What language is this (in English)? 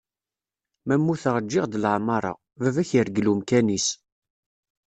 Kabyle